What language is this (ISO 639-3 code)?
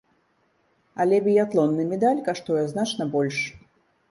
bel